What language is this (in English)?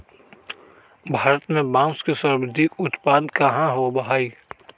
Magahi